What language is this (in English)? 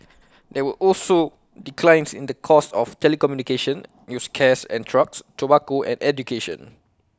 English